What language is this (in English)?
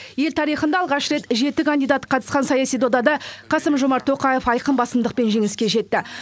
Kazakh